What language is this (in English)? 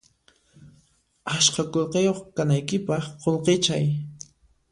Puno Quechua